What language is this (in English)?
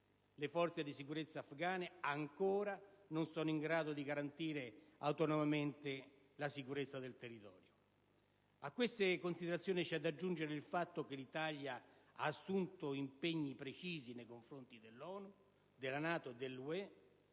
Italian